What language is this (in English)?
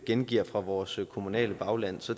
Danish